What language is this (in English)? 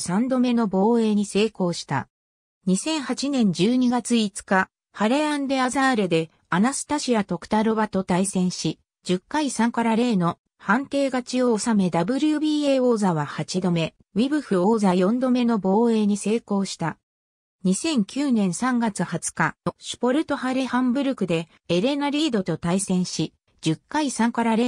Japanese